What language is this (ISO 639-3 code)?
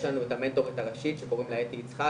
heb